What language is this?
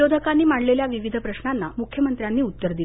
Marathi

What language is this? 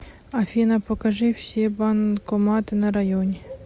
Russian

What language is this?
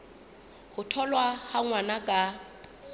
Southern Sotho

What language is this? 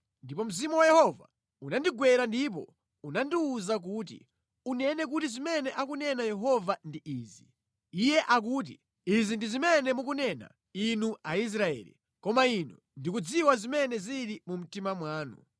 Nyanja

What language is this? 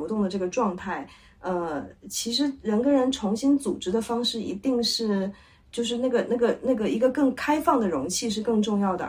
Chinese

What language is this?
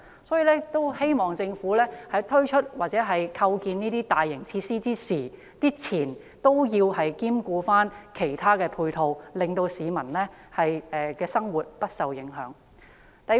Cantonese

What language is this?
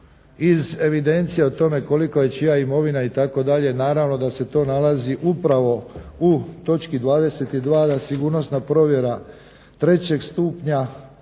Croatian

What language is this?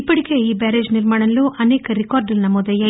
Telugu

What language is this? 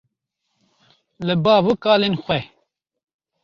Kurdish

